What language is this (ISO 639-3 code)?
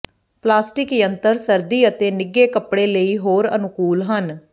pan